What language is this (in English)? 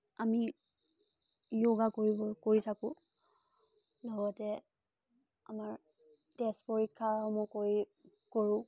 Assamese